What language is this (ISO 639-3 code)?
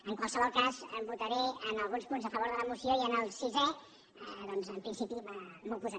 cat